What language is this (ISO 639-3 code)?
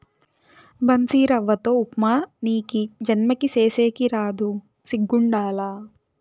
tel